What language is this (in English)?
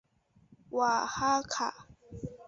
Chinese